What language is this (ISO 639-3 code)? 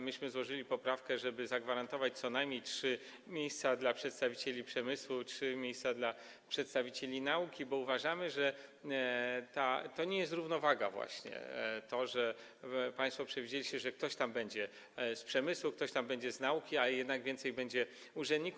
pol